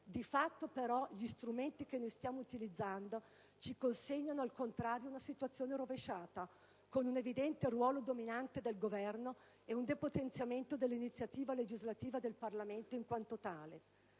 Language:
Italian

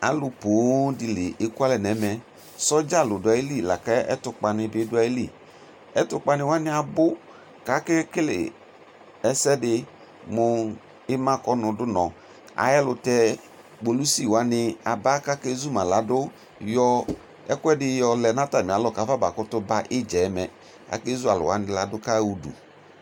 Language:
Ikposo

